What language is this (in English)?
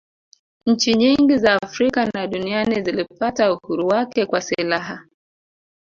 Swahili